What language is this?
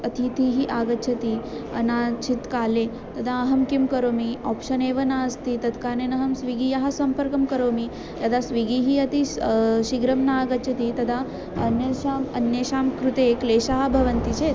Sanskrit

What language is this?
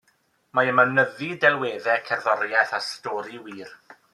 Welsh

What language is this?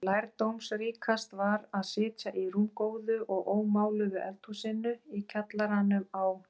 Icelandic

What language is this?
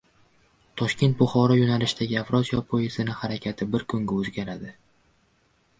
Uzbek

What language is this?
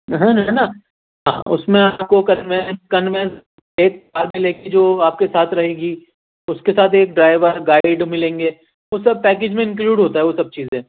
Urdu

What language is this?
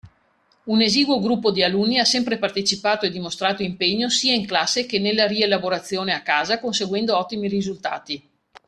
Italian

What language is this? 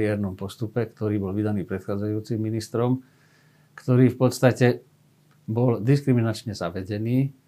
Slovak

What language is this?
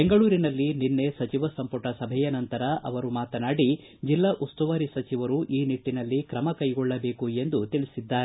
Kannada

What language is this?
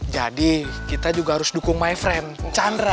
Indonesian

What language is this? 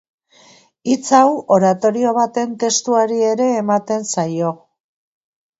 Basque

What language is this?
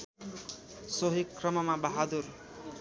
Nepali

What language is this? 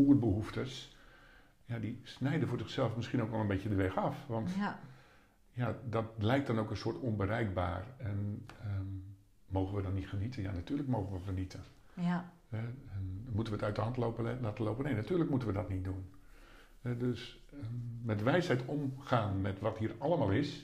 Dutch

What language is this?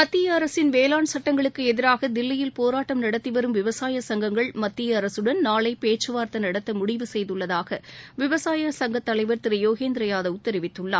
Tamil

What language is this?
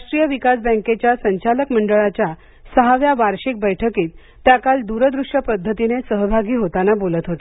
Marathi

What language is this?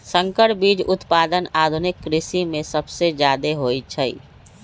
Magahi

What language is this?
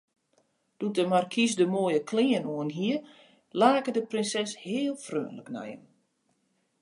Western Frisian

